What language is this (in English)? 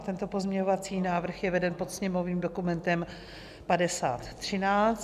Czech